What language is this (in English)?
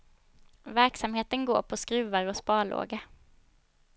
Swedish